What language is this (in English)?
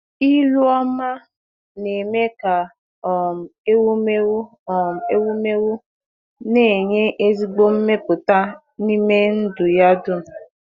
Igbo